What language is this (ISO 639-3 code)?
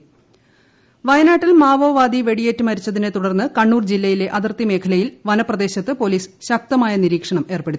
mal